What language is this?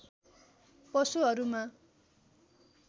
Nepali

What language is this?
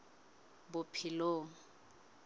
Southern Sotho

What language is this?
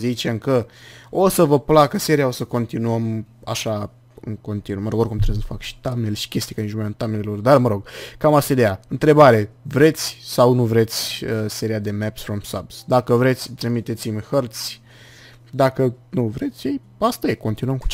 Romanian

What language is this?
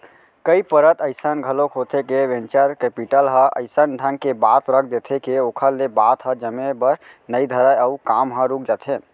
Chhattisgarhi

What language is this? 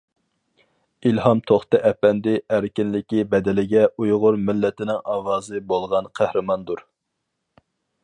Uyghur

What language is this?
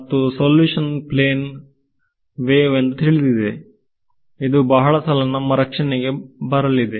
Kannada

